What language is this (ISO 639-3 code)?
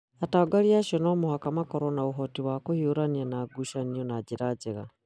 kik